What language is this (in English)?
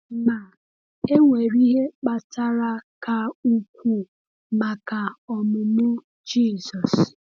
Igbo